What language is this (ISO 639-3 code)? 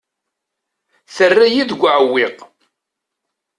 kab